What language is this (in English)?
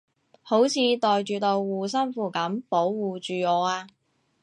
Cantonese